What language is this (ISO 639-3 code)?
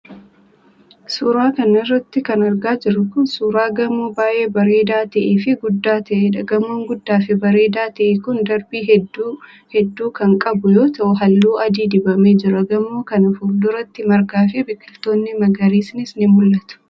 orm